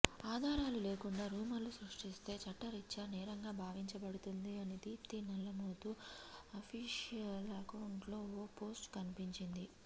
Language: Telugu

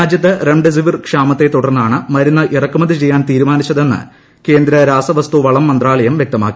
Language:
Malayalam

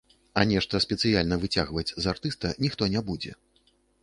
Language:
Belarusian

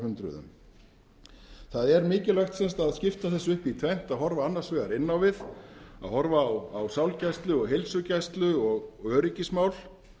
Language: Icelandic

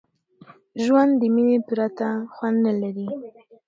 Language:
Pashto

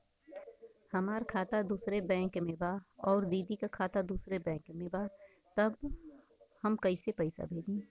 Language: Bhojpuri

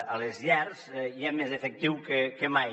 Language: Catalan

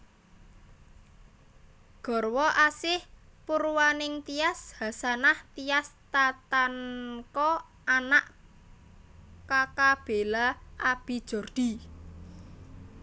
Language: Javanese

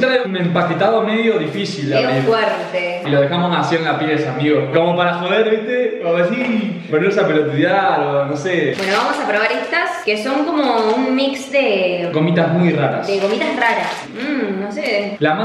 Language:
Spanish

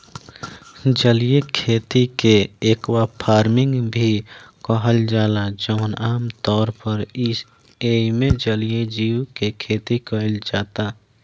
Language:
Bhojpuri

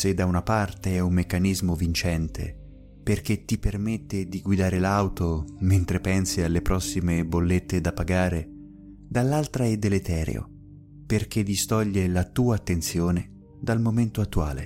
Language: Italian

